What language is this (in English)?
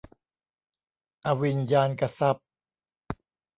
Thai